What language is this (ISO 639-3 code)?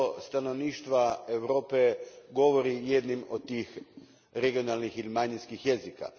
hrv